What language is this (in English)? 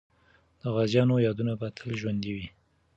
Pashto